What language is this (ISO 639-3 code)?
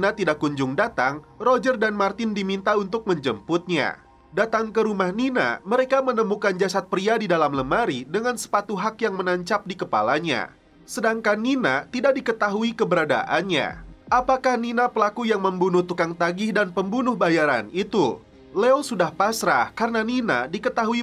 ind